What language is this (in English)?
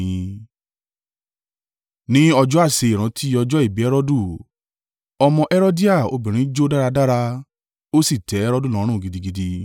Yoruba